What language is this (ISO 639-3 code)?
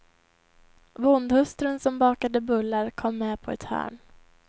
swe